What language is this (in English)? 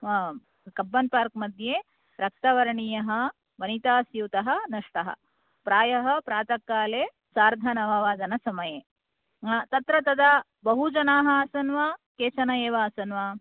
Sanskrit